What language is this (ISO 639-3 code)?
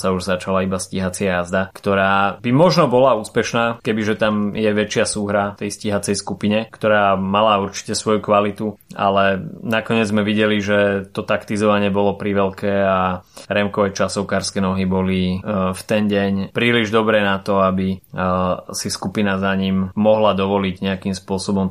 slk